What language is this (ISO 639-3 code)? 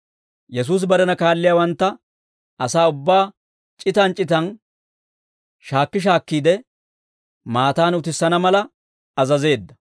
dwr